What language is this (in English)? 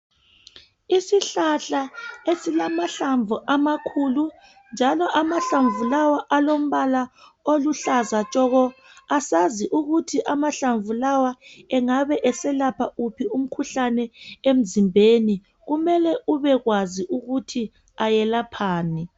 North Ndebele